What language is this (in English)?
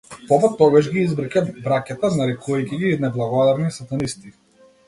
Macedonian